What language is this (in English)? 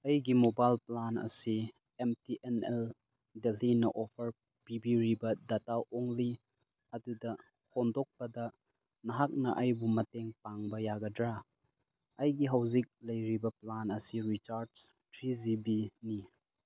Manipuri